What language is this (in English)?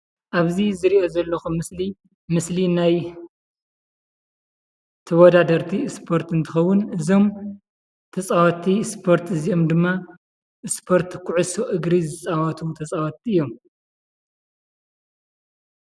Tigrinya